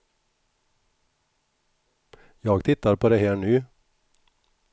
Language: Swedish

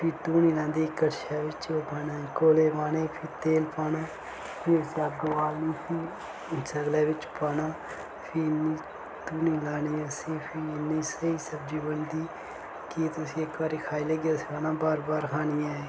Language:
Dogri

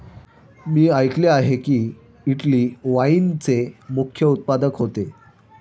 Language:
Marathi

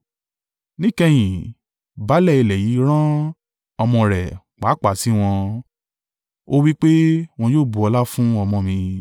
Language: Yoruba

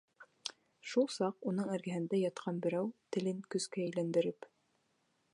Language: Bashkir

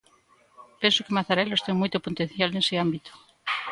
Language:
Galician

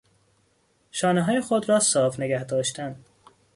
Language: Persian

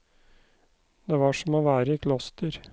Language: Norwegian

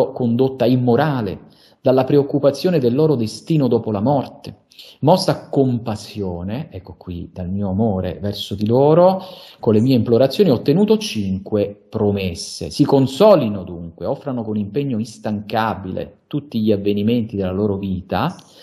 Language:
Italian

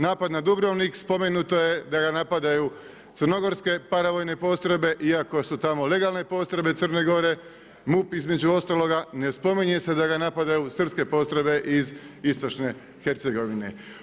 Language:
Croatian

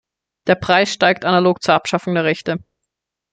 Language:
German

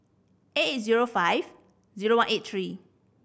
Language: English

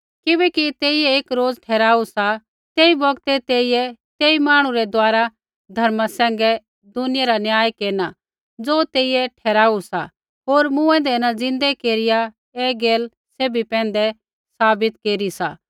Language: Kullu Pahari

